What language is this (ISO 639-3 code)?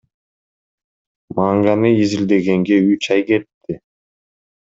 kir